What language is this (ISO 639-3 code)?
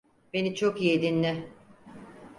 tur